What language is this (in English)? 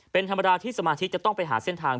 Thai